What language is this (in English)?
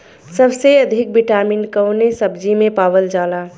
Bhojpuri